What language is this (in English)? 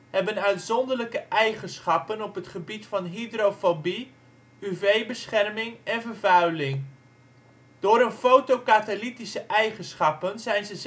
Dutch